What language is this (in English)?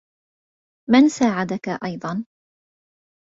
Arabic